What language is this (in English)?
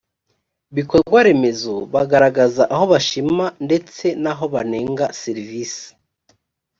Kinyarwanda